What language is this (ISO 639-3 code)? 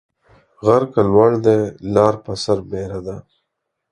pus